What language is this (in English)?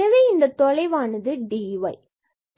Tamil